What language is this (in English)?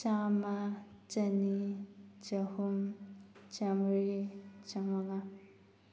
Manipuri